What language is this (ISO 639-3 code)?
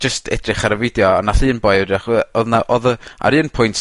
cym